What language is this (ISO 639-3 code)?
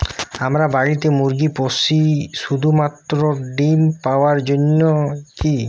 ben